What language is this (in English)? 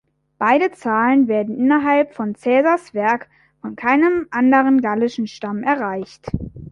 German